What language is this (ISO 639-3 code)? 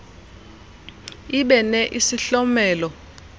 xho